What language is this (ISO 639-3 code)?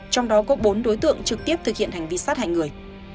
vie